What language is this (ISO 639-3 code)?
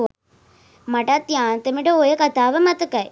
sin